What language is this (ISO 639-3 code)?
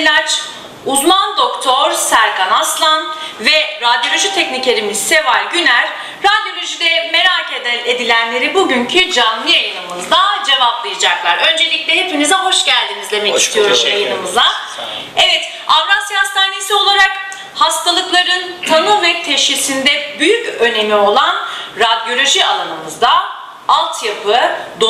tur